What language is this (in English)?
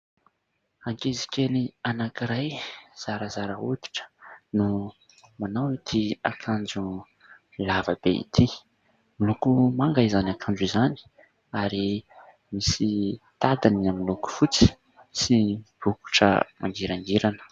Malagasy